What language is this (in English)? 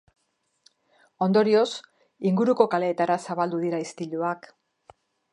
Basque